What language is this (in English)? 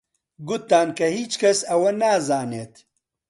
Central Kurdish